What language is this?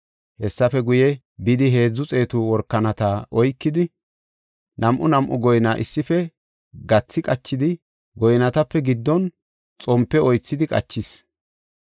Gofa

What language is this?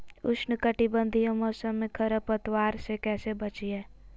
Magahi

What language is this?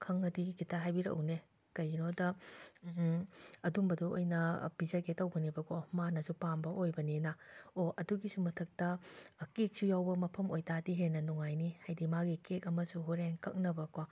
Manipuri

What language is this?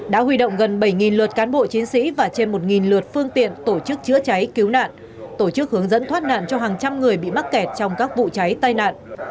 Vietnamese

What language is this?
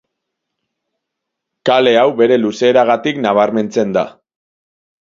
Basque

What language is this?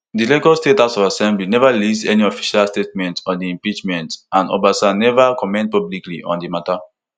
Nigerian Pidgin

